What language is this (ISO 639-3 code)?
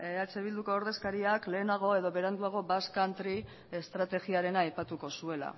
eus